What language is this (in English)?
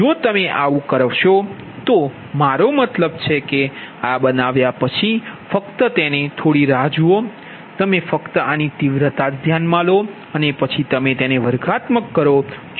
Gujarati